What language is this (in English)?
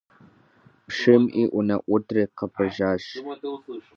Kabardian